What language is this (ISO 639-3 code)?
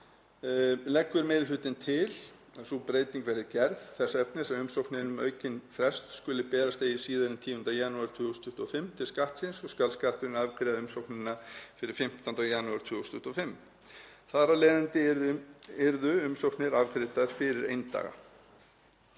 isl